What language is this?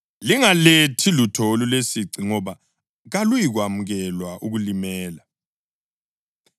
North Ndebele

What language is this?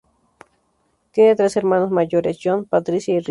Spanish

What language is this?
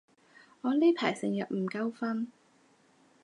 Cantonese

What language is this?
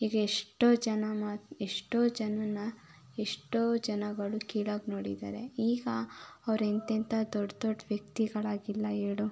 Kannada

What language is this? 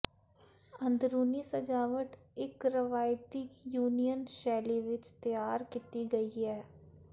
Punjabi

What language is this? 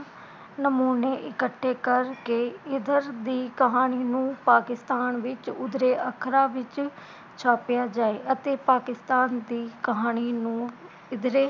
Punjabi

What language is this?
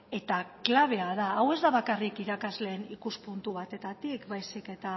Basque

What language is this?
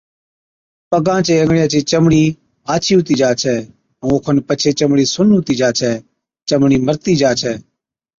Od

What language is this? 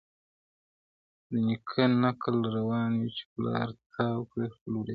Pashto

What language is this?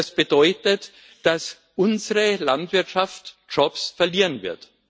German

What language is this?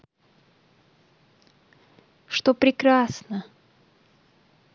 Russian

